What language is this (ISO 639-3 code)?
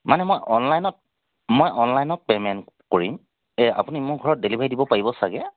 asm